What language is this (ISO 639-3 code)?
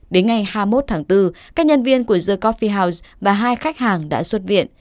vie